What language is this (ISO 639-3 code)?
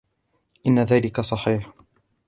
ara